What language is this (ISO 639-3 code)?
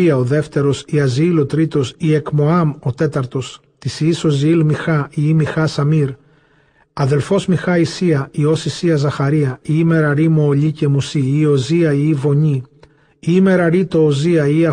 ell